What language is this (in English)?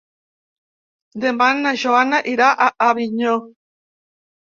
Catalan